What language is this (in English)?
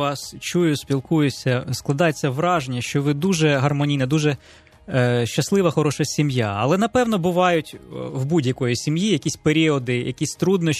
Ukrainian